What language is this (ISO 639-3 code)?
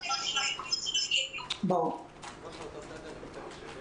heb